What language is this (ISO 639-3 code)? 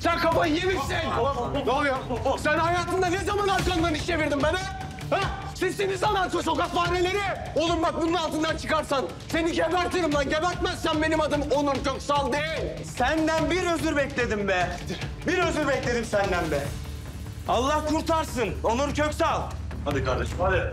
tur